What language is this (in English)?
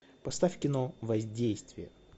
Russian